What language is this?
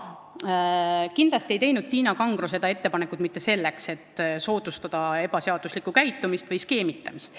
Estonian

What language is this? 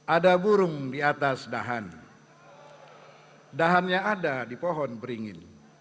Indonesian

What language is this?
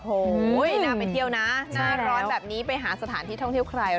Thai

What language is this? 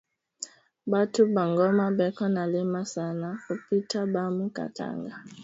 Swahili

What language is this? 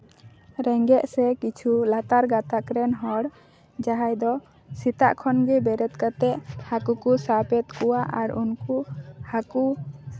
Santali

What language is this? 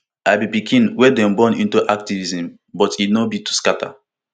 Nigerian Pidgin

